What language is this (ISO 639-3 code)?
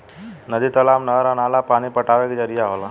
bho